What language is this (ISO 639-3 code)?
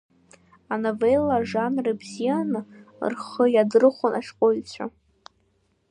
abk